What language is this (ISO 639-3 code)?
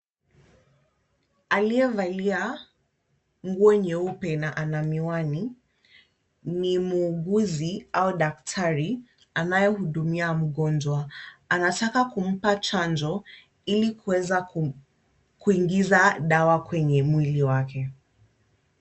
swa